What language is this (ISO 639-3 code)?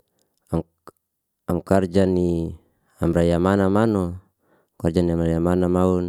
ste